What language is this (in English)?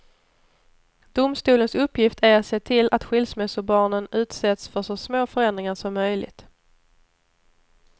Swedish